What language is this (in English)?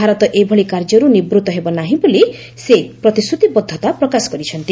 Odia